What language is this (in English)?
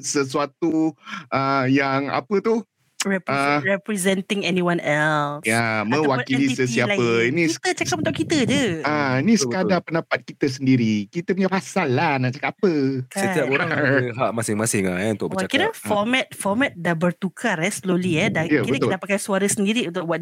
Malay